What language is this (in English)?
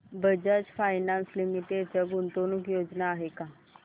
Marathi